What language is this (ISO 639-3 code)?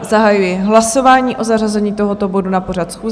ces